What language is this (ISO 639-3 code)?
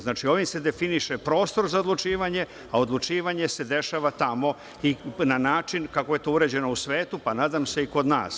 srp